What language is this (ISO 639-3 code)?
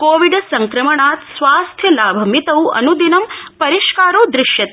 san